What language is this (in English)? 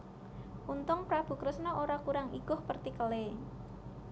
Javanese